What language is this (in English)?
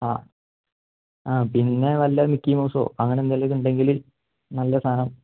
Malayalam